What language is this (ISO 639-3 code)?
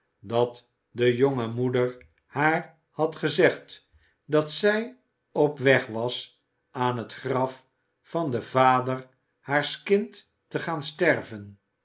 nld